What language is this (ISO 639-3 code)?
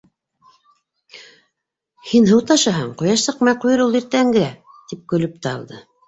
bak